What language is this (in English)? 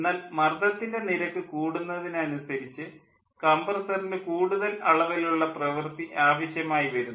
Malayalam